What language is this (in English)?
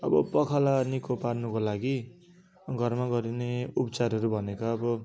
Nepali